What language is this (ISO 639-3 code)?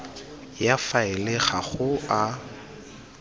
tsn